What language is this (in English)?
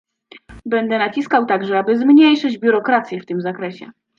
Polish